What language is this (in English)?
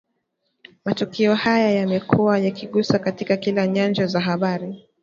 Swahili